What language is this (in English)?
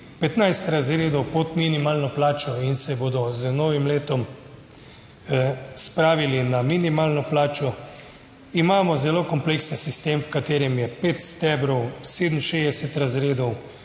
Slovenian